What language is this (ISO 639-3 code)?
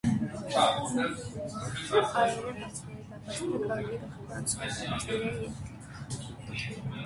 hye